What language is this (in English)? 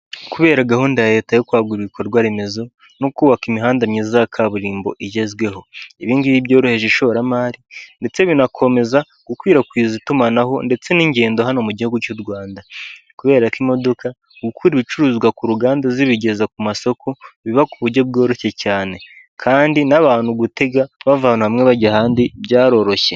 Kinyarwanda